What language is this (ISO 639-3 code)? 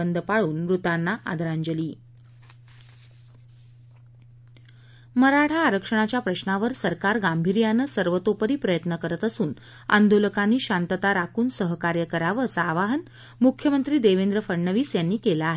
mar